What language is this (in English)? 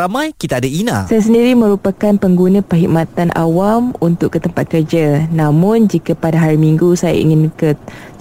Malay